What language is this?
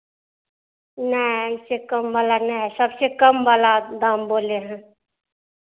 Hindi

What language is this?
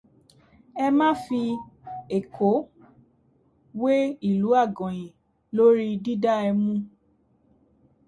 Yoruba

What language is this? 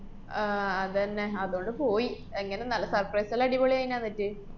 Malayalam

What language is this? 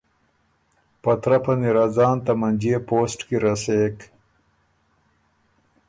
Ormuri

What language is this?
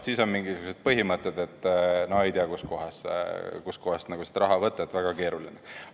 Estonian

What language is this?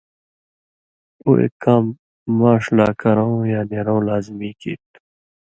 Indus Kohistani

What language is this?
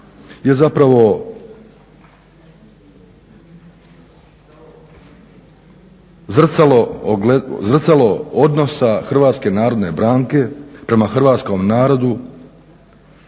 Croatian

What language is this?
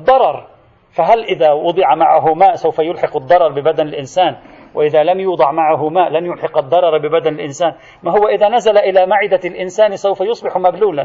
Arabic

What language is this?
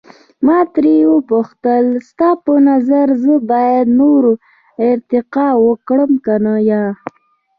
Pashto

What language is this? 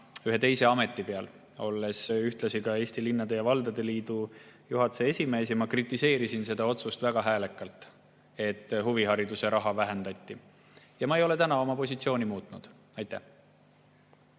Estonian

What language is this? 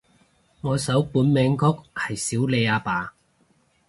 Cantonese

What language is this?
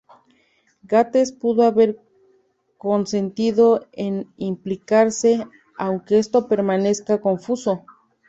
Spanish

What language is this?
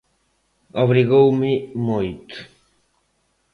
Galician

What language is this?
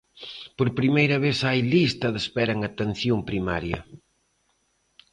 Galician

